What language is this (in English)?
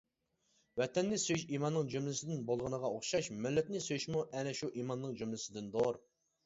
Uyghur